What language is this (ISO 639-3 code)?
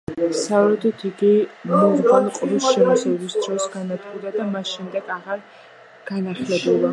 kat